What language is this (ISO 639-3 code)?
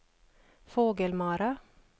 swe